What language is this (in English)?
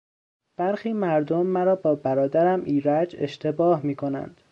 Persian